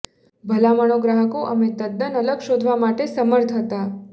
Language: Gujarati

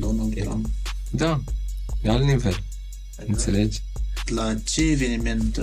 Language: Romanian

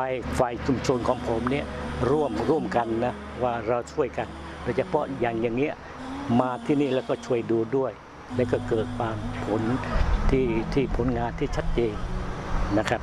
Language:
Thai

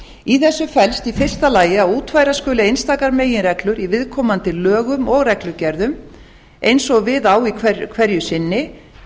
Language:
Icelandic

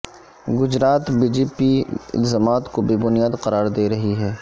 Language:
Urdu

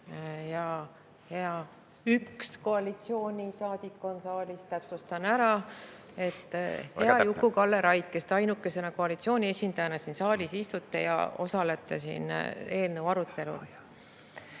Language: Estonian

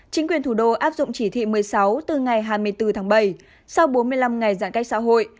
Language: Vietnamese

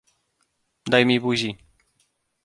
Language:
Polish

